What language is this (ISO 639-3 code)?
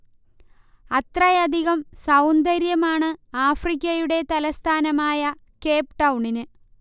mal